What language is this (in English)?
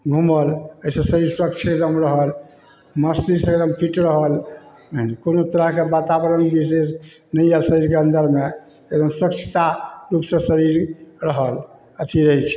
Maithili